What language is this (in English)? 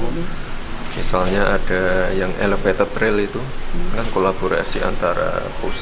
Indonesian